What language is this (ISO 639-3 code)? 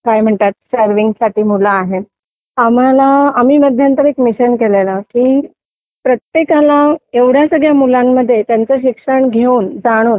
mar